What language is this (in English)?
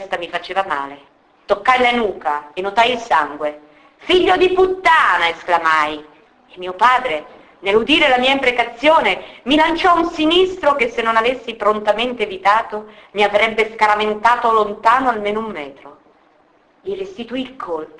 Italian